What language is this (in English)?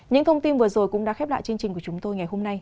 Vietnamese